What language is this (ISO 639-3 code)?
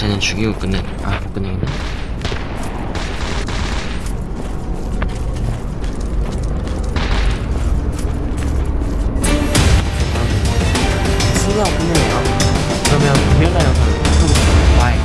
kor